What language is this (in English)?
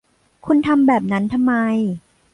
Thai